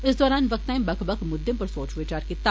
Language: Dogri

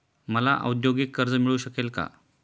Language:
Marathi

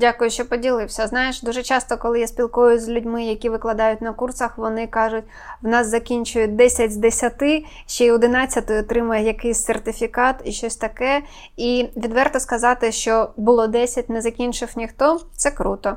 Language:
Ukrainian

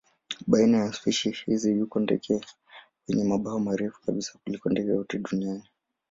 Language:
Swahili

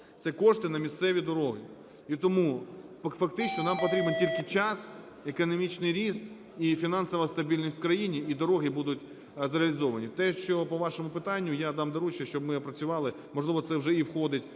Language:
Ukrainian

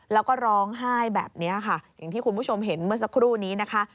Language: Thai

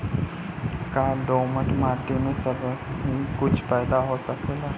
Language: Bhojpuri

